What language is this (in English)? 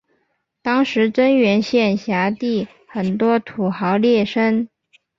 Chinese